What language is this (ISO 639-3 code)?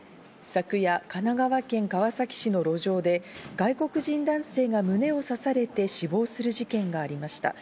jpn